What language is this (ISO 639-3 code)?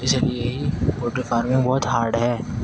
urd